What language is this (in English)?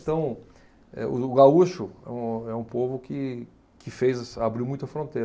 Portuguese